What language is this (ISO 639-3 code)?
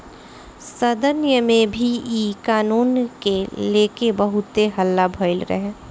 bho